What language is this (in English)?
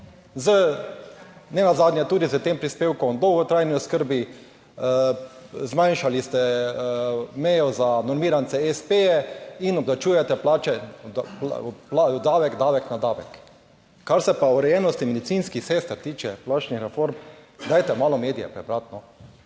Slovenian